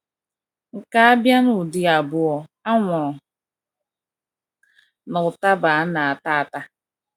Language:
Igbo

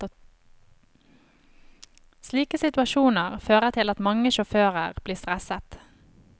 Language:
Norwegian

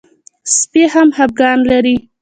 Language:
Pashto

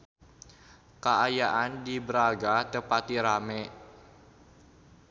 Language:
Sundanese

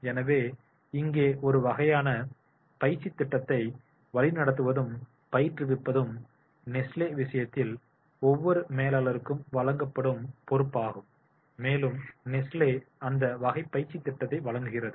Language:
Tamil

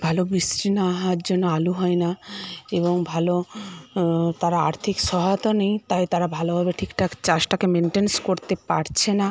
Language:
Bangla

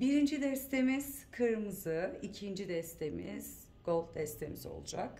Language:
Turkish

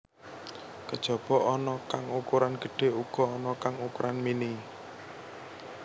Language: Javanese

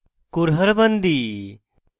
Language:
Bangla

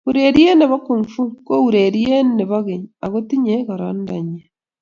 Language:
Kalenjin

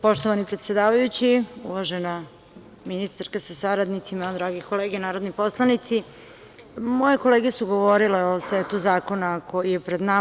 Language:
Serbian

